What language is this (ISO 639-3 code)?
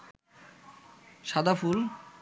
ben